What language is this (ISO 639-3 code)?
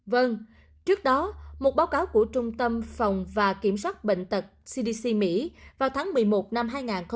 vie